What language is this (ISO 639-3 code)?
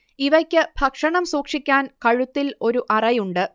mal